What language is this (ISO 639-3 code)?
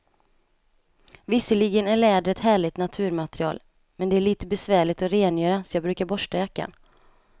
swe